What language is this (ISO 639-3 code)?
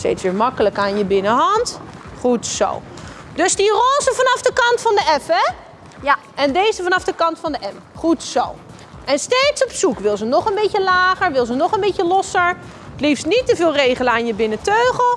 nld